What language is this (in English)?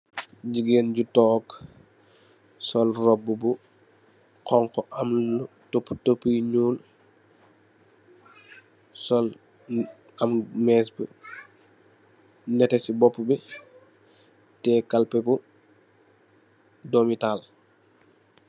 Wolof